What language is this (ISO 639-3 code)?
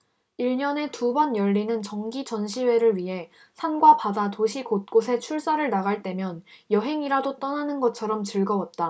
kor